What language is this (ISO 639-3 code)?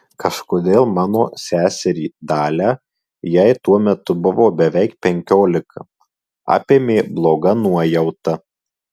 lit